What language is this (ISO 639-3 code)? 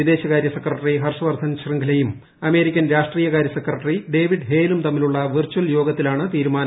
mal